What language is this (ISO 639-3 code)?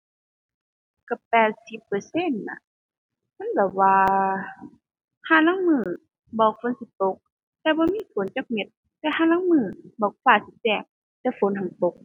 tha